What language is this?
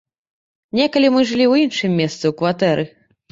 Belarusian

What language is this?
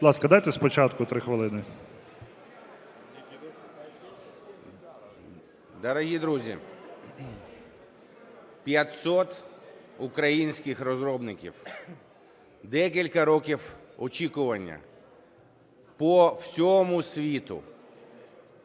Ukrainian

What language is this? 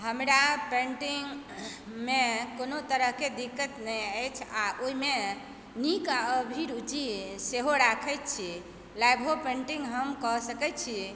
Maithili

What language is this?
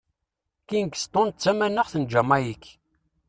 Kabyle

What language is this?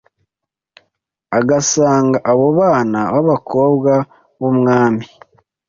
Kinyarwanda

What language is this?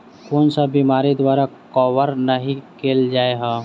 Maithili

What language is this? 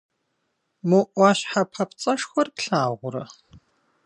Kabardian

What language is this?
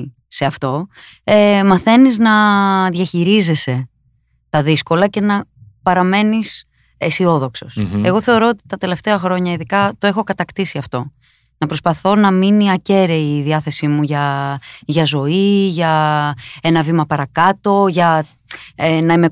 Greek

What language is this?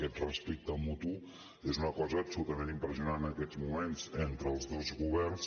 Catalan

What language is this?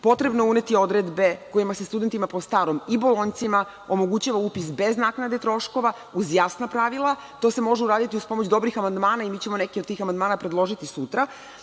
Serbian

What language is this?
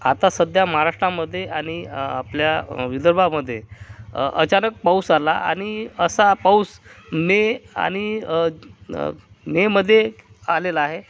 Marathi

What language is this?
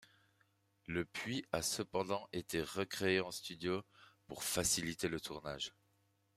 French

